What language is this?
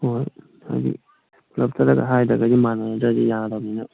Manipuri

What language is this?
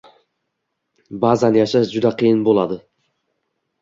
Uzbek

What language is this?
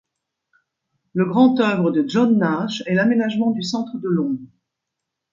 French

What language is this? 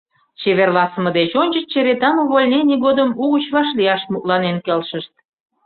Mari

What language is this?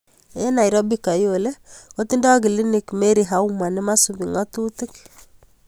Kalenjin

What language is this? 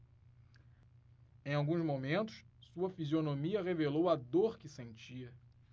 Portuguese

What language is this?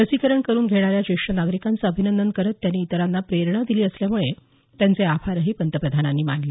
Marathi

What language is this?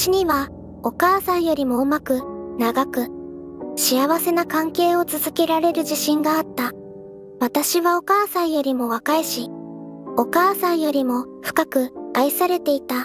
Japanese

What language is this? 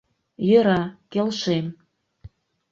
Mari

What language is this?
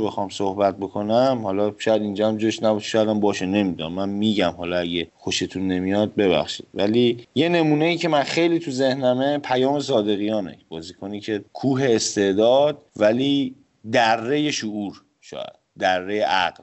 Persian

